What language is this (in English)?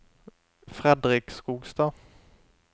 Norwegian